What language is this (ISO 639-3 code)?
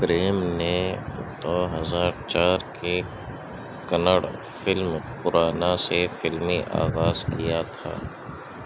urd